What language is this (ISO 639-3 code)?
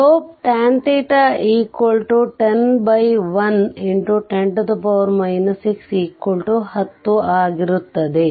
kan